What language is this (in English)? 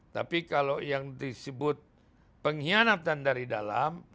Indonesian